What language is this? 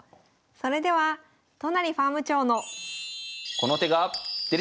Japanese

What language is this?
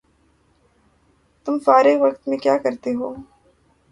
Urdu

